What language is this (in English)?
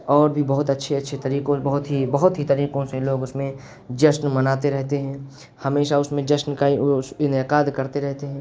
Urdu